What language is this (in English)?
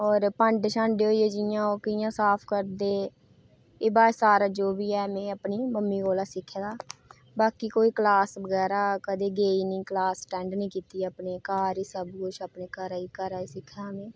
Dogri